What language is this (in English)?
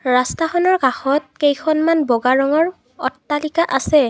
Assamese